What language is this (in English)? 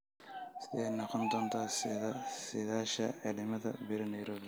Somali